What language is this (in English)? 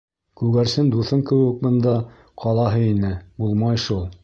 Bashkir